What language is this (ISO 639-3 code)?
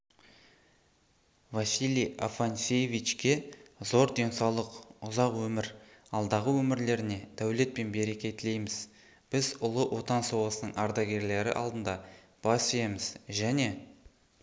kaz